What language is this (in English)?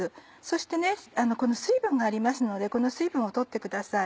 Japanese